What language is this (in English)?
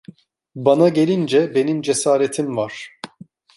Turkish